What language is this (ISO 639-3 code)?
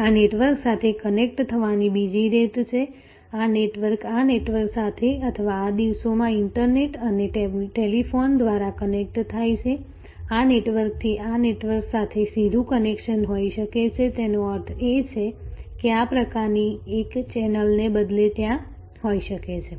guj